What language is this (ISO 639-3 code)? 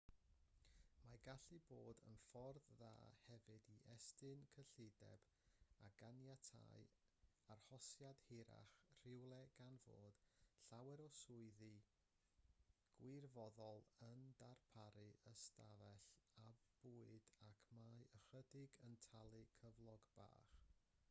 cym